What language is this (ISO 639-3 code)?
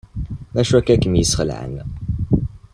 kab